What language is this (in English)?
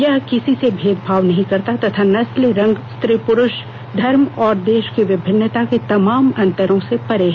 Hindi